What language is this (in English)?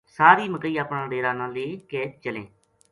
Gujari